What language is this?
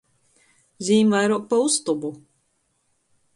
Latgalian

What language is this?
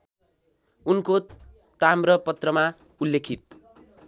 Nepali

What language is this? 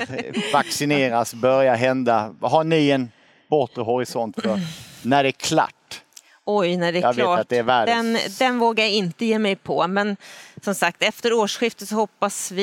Swedish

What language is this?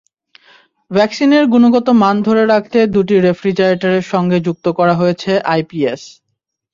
Bangla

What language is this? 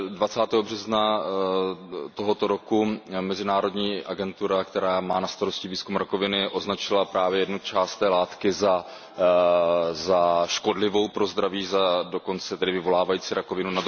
Czech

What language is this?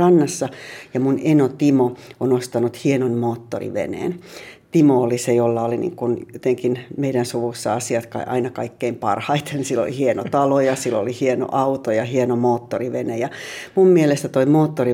Finnish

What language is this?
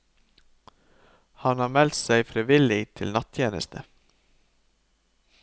Norwegian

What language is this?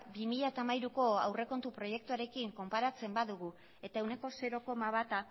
Basque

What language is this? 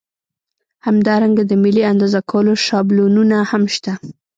Pashto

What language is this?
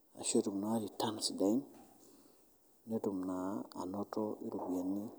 Masai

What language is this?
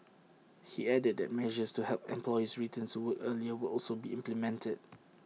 English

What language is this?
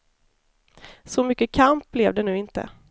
Swedish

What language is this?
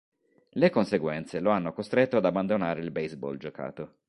Italian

